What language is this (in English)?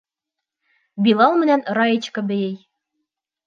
Bashkir